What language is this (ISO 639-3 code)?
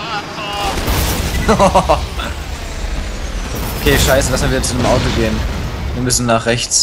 deu